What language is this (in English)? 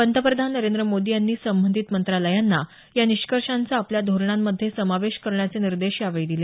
Marathi